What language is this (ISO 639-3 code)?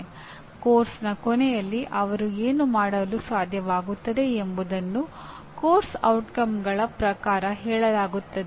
kan